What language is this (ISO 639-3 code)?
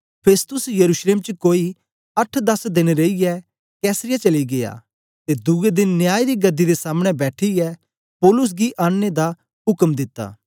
doi